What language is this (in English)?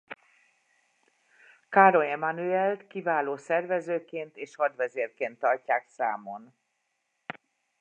Hungarian